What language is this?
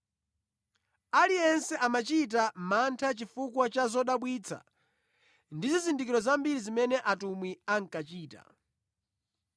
Nyanja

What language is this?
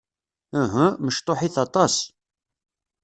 Kabyle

